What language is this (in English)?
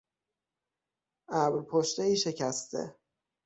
Persian